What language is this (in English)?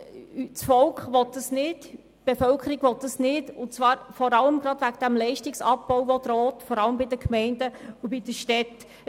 Swiss German